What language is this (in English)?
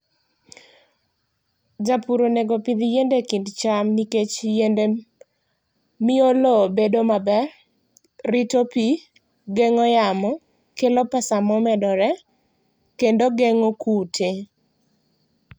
Luo (Kenya and Tanzania)